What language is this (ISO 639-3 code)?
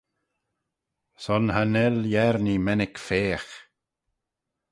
glv